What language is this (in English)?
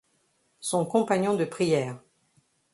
French